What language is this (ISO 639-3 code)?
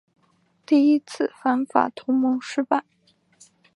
zho